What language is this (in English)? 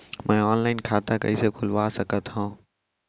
Chhattisgarhi